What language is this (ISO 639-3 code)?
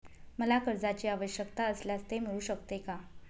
mar